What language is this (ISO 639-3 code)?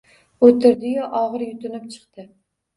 uzb